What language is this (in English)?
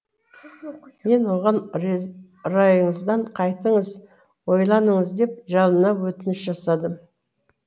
Kazakh